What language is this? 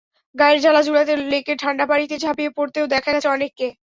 Bangla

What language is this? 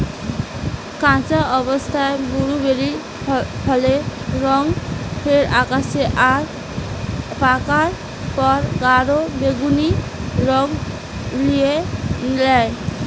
Bangla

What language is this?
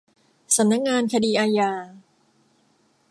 Thai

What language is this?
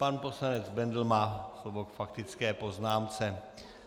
Czech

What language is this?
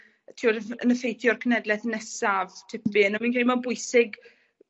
Welsh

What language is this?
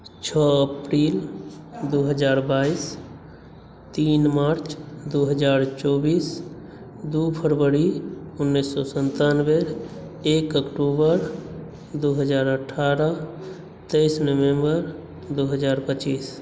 Maithili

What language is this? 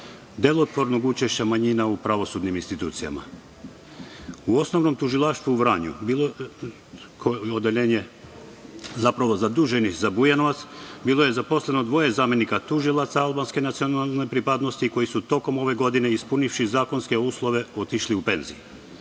Serbian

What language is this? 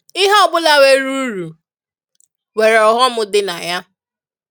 Igbo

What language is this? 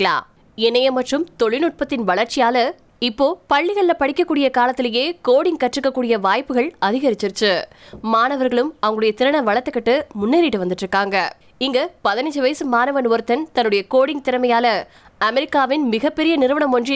Tamil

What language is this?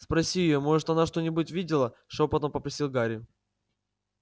Russian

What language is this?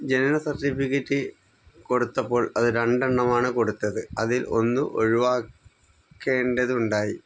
Malayalam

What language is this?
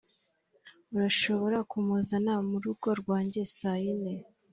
Kinyarwanda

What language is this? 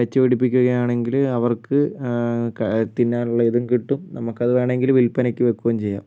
Malayalam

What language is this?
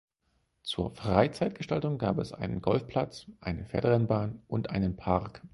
German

